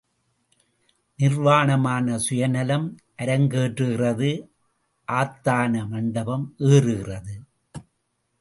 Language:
Tamil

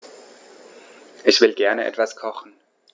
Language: German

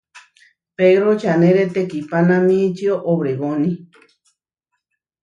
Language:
Huarijio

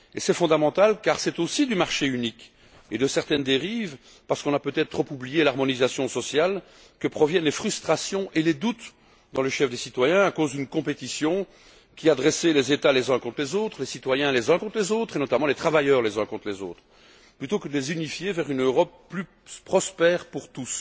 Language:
French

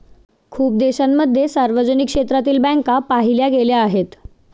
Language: Marathi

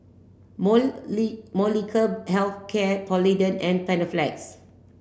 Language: English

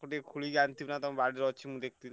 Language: Odia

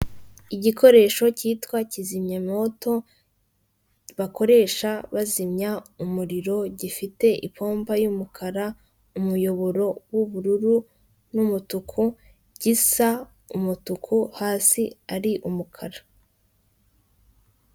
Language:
Kinyarwanda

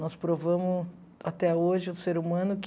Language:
Portuguese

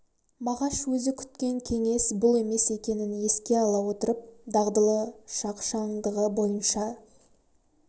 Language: Kazakh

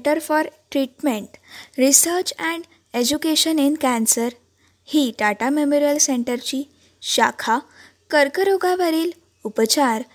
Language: Marathi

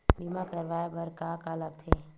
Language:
Chhattisgarhi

